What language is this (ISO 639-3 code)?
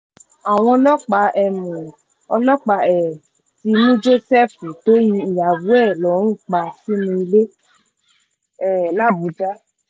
yor